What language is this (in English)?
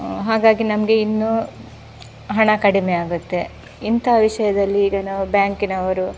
Kannada